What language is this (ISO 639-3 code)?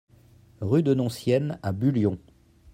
fra